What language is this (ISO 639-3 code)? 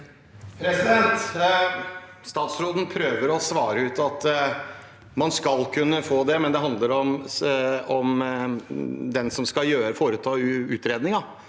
nor